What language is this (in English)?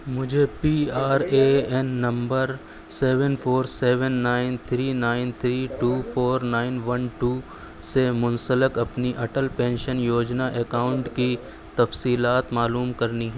Urdu